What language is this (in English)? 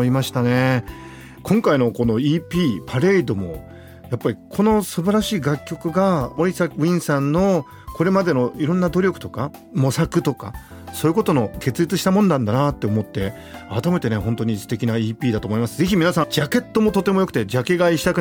Japanese